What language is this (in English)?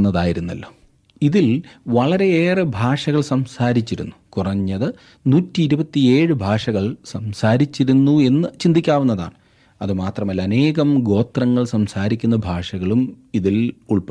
Malayalam